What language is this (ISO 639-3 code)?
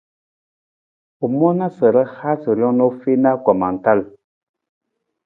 nmz